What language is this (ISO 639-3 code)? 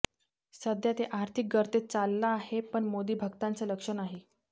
mar